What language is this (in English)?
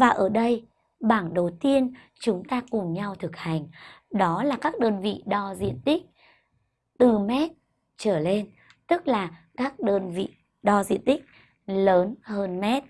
Vietnamese